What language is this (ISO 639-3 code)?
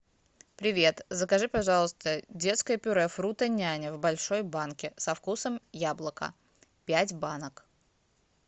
rus